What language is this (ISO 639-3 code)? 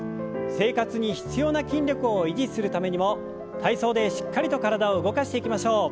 jpn